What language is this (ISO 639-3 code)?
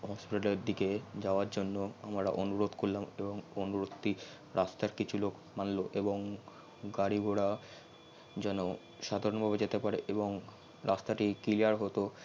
ben